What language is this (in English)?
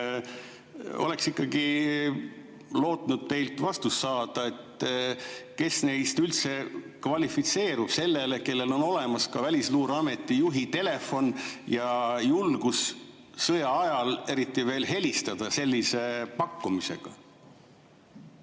Estonian